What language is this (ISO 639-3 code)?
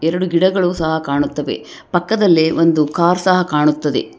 kan